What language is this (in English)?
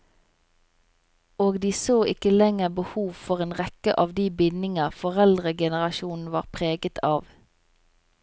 Norwegian